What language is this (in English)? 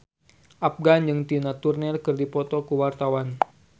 Sundanese